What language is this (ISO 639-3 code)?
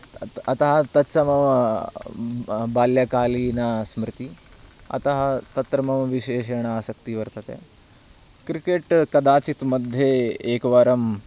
san